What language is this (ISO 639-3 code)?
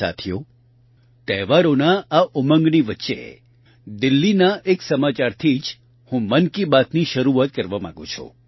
guj